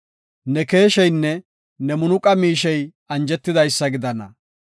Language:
Gofa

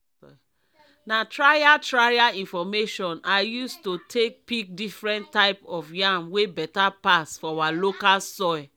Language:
Nigerian Pidgin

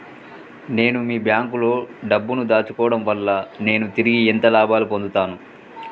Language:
Telugu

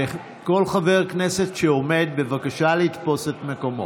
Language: Hebrew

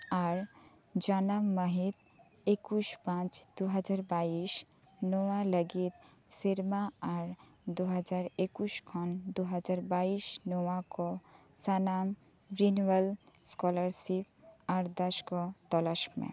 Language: Santali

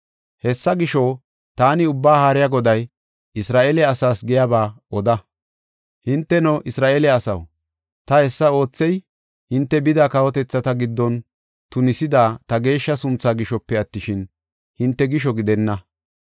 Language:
Gofa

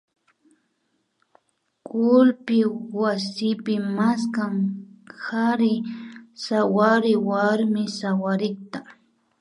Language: Imbabura Highland Quichua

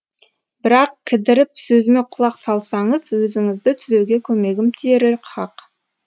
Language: Kazakh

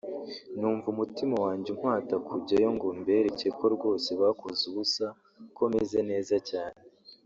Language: Kinyarwanda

